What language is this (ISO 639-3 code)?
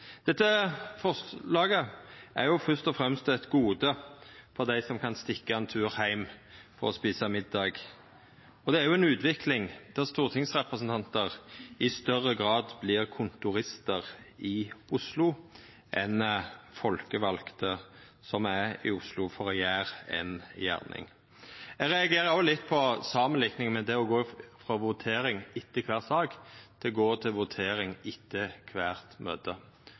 nno